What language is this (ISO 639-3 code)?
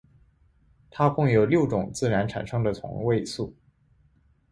zho